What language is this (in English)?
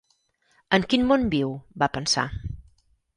Catalan